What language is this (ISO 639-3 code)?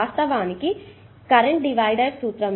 tel